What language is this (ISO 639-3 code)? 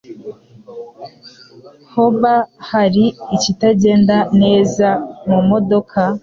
kin